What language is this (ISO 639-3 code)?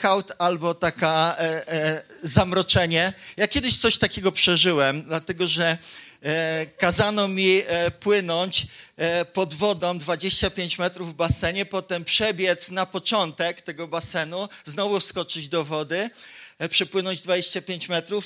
pol